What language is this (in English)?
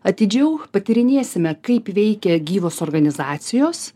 Lithuanian